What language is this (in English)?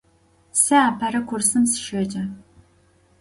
Adyghe